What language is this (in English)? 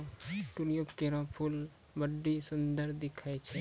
Maithili